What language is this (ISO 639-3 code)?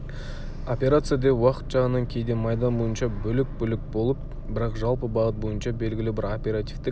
kaz